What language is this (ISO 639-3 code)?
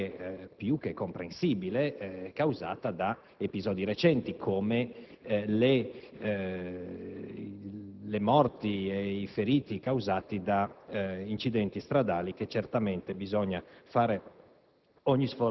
ita